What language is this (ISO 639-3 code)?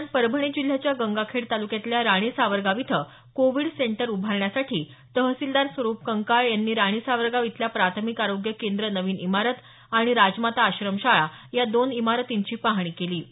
mar